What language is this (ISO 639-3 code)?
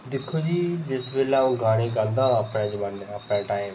doi